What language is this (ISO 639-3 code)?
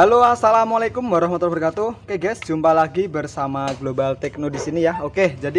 ind